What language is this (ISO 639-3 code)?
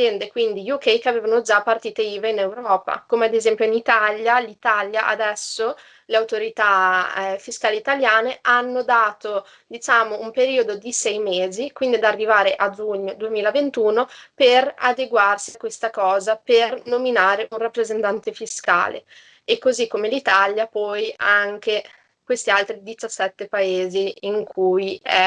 ita